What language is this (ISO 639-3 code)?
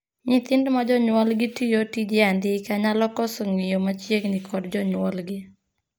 luo